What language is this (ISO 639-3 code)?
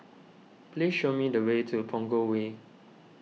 eng